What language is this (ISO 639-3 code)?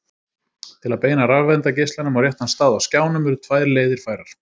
isl